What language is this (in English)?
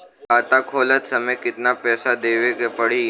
Bhojpuri